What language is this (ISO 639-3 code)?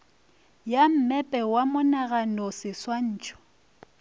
nso